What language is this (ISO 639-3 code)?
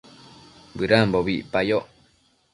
mcf